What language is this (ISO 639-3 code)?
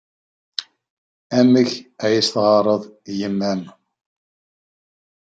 kab